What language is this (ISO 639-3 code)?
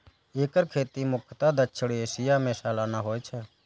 mai